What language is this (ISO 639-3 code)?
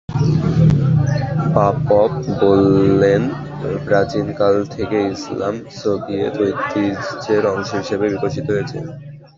ben